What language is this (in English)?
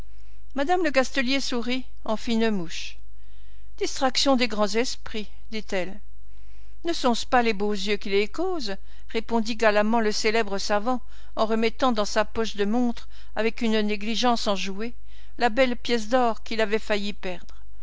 French